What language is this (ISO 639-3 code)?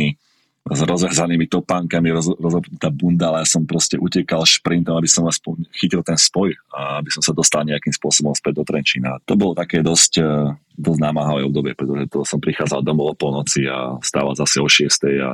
slk